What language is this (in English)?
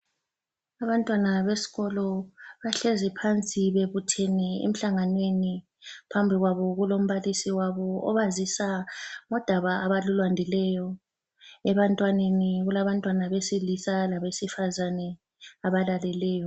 North Ndebele